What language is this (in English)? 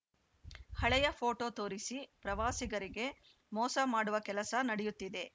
Kannada